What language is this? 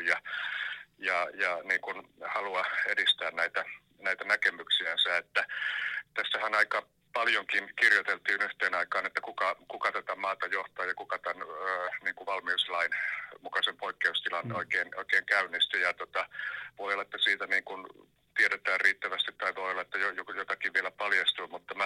Finnish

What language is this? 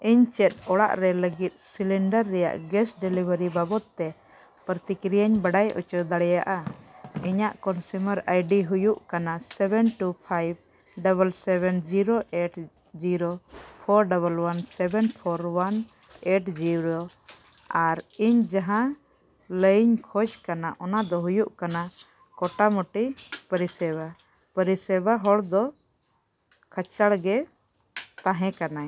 Santali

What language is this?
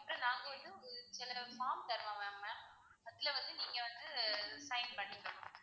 Tamil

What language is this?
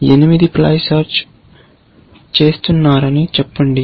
Telugu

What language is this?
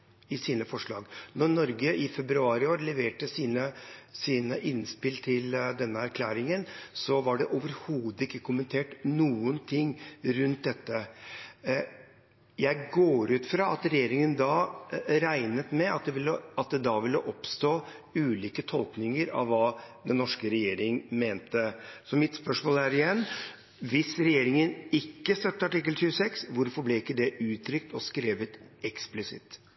Norwegian Bokmål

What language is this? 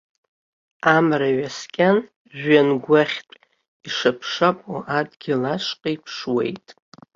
Abkhazian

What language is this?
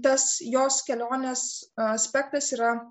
Lithuanian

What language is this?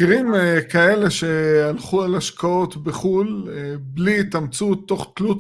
Hebrew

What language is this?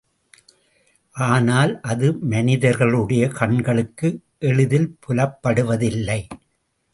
Tamil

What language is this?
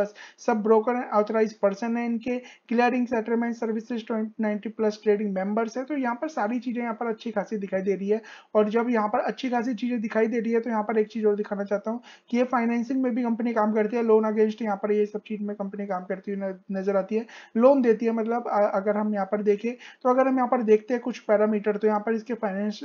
Hindi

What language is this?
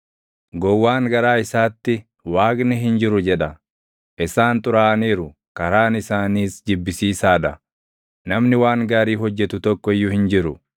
Oromo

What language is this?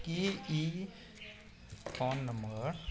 Maithili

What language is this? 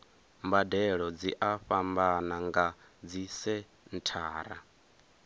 Venda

